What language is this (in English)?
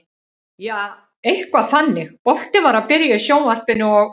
Icelandic